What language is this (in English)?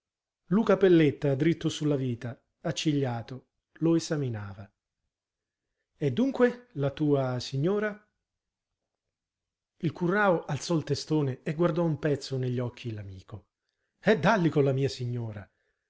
Italian